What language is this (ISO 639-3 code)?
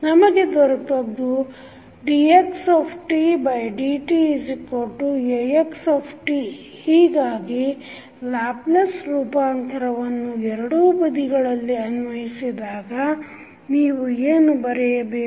kan